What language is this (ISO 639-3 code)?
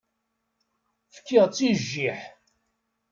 kab